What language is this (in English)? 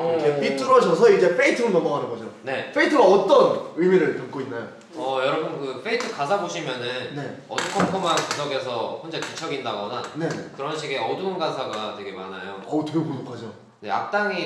Korean